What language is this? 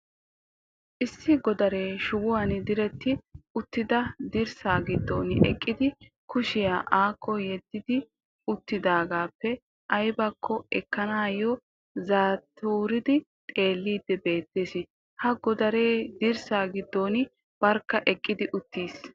Wolaytta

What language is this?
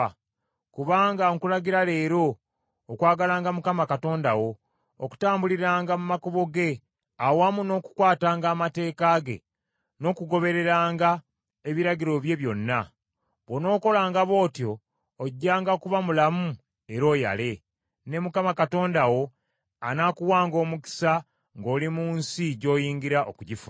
Ganda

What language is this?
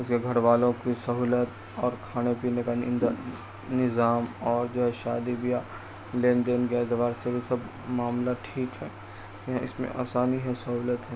Urdu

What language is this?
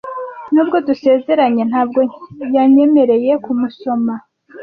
Kinyarwanda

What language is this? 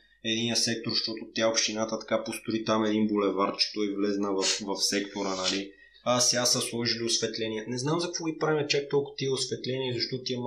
Bulgarian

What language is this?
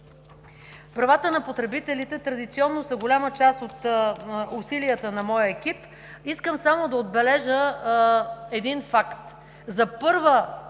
Bulgarian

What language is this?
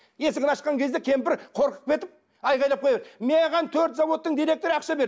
Kazakh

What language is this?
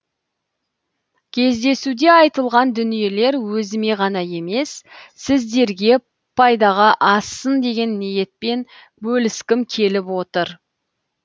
Kazakh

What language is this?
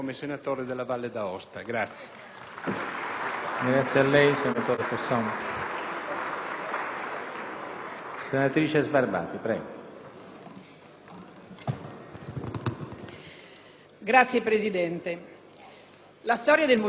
Italian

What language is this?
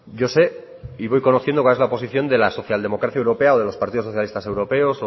Spanish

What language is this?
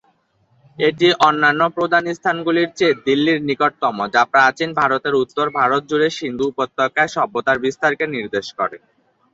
Bangla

